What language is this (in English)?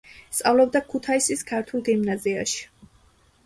Georgian